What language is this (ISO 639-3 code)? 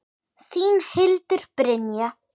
isl